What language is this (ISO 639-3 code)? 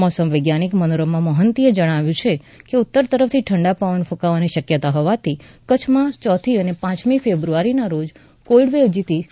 guj